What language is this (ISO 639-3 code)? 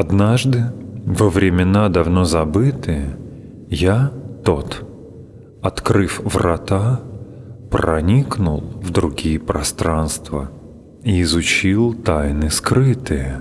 rus